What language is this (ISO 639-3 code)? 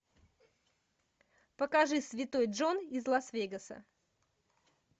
rus